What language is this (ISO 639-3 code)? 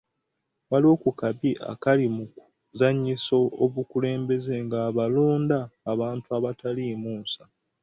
lug